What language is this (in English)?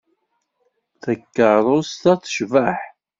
Kabyle